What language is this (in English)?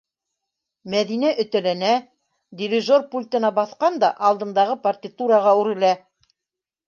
Bashkir